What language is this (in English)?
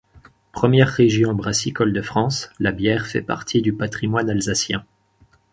French